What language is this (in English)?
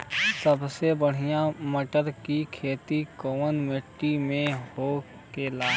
Bhojpuri